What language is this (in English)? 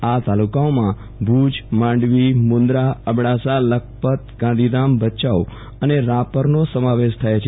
Gujarati